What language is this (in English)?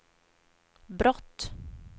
Swedish